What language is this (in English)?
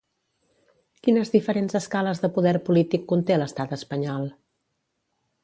Catalan